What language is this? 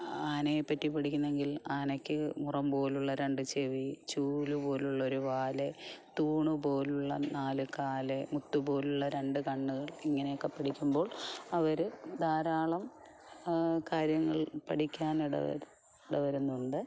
Malayalam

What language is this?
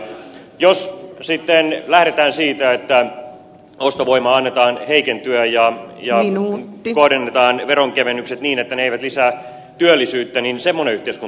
Finnish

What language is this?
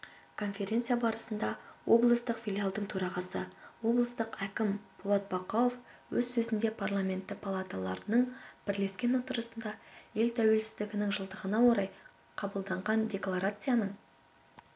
Kazakh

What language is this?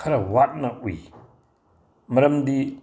Manipuri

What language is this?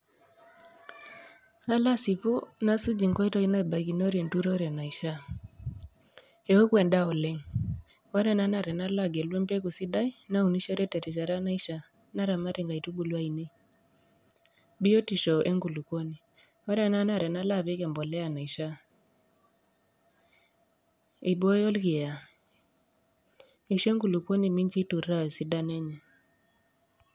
Masai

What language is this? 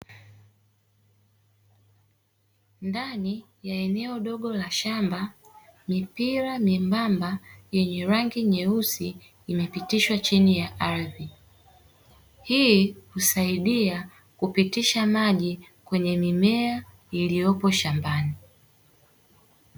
Swahili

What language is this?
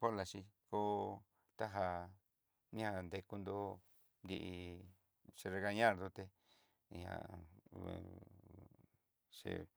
Southeastern Nochixtlán Mixtec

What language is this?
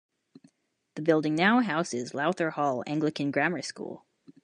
English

